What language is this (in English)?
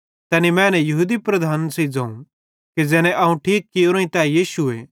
Bhadrawahi